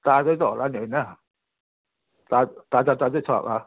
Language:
Nepali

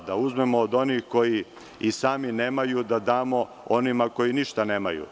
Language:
Serbian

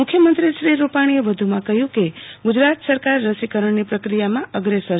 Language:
Gujarati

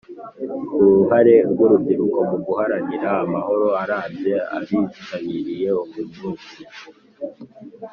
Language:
Kinyarwanda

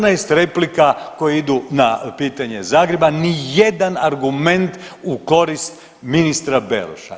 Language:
Croatian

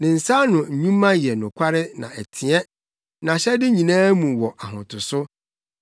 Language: Akan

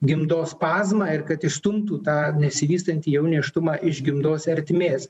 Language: Lithuanian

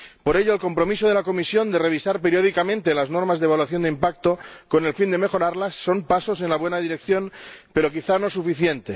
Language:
Spanish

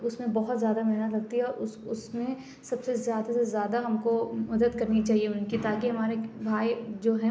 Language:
Urdu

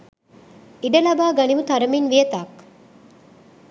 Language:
Sinhala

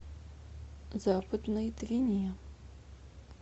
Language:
Russian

